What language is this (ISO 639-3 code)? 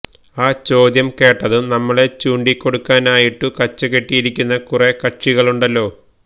mal